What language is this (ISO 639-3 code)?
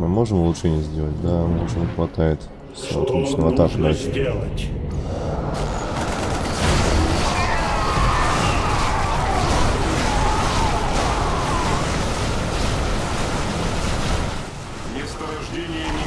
rus